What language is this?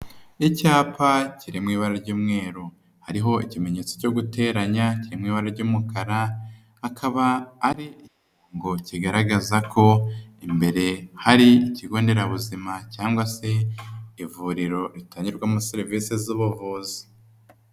Kinyarwanda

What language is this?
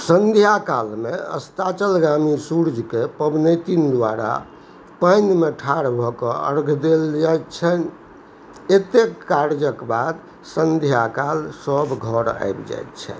Maithili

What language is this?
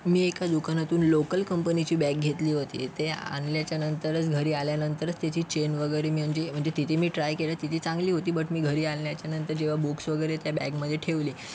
Marathi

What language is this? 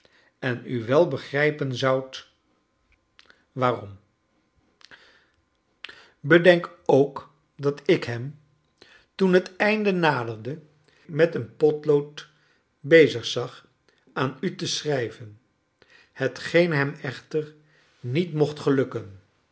Dutch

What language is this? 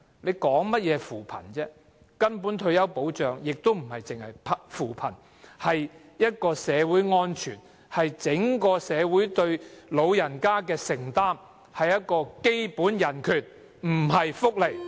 Cantonese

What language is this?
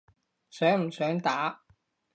Cantonese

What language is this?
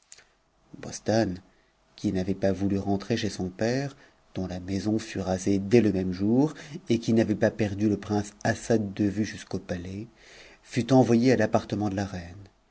French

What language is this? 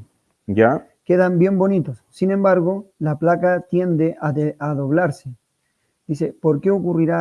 Spanish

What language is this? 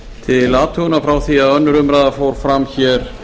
Icelandic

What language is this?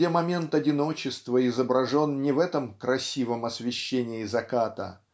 Russian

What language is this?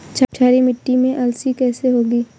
Hindi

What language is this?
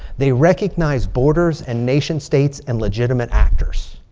English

